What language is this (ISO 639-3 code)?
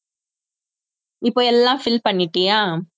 tam